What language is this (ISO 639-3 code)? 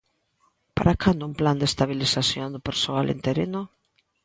glg